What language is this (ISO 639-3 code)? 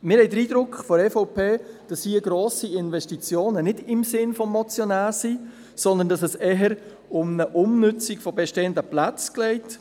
gsw